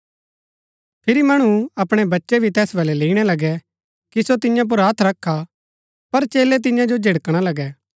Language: Gaddi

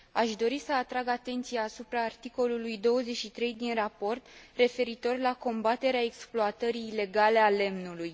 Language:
Romanian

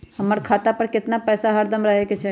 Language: Magahi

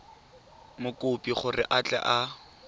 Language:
Tswana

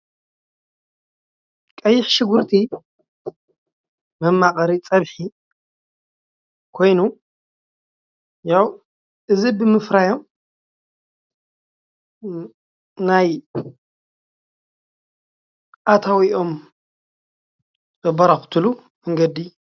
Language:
Tigrinya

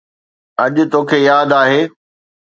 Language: Sindhi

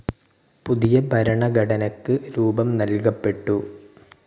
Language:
Malayalam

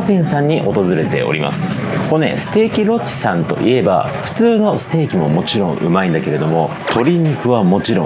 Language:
Japanese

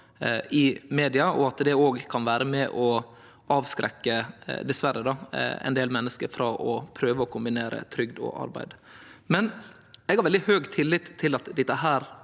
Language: Norwegian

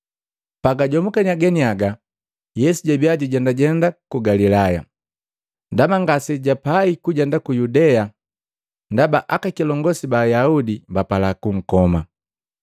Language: Matengo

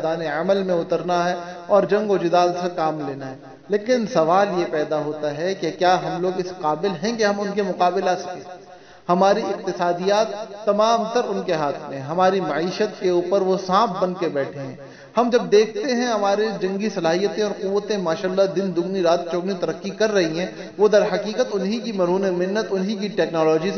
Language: Hindi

